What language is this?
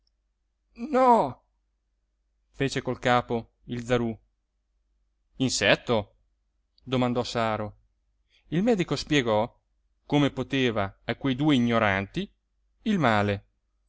Italian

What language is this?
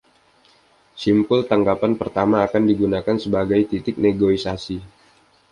Indonesian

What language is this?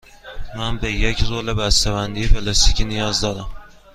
Persian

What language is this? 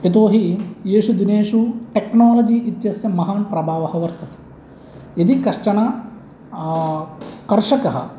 Sanskrit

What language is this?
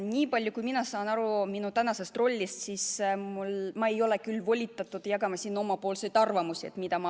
Estonian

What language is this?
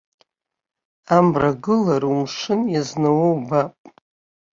Abkhazian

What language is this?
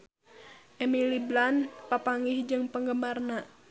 Sundanese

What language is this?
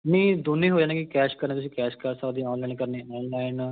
Punjabi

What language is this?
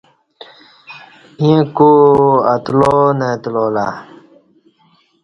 Kati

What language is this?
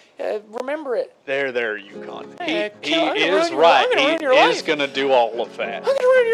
English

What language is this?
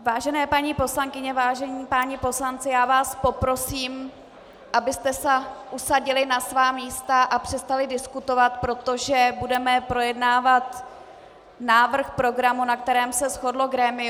Czech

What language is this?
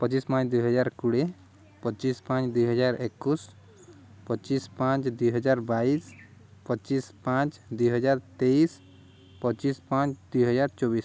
Odia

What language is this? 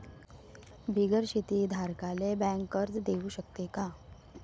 Marathi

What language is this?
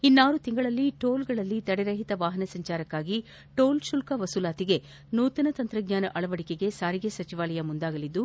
Kannada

